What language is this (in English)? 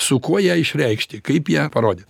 Lithuanian